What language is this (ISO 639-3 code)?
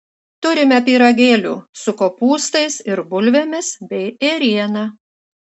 lit